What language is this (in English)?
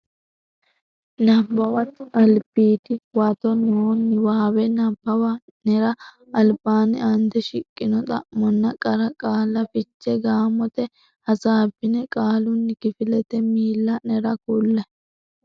Sidamo